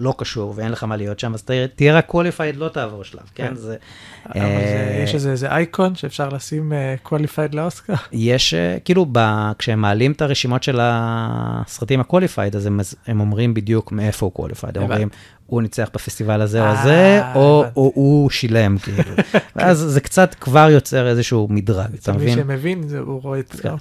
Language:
Hebrew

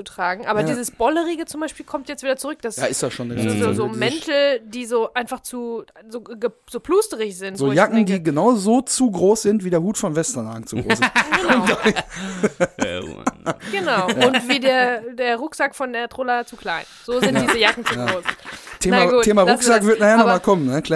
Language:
German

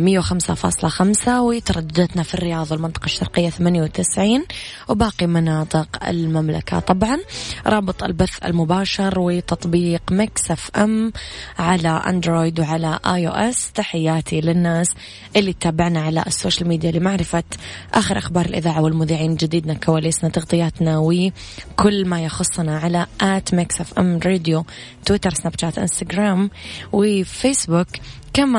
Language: Arabic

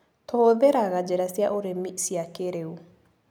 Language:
Kikuyu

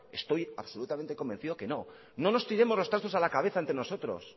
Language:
Spanish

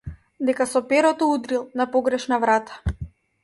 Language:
Macedonian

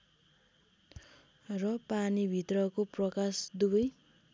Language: Nepali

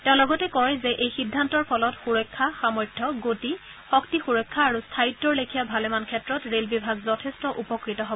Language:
Assamese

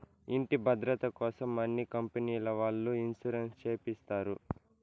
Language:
Telugu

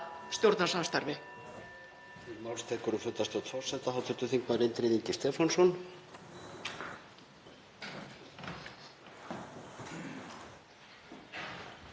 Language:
Icelandic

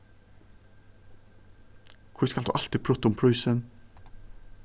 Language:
Faroese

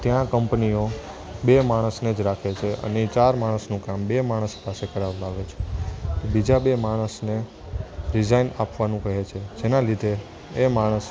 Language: Gujarati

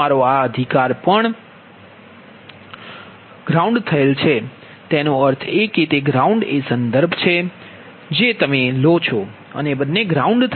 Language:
Gujarati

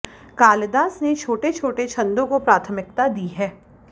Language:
Sanskrit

